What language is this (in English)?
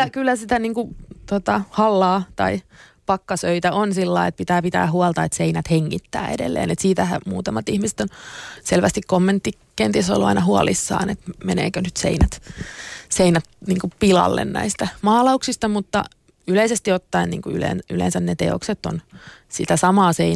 Finnish